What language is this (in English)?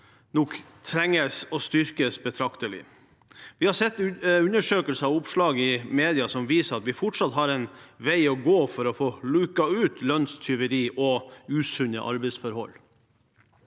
Norwegian